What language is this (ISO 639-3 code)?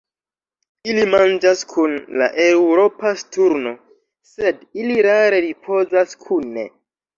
epo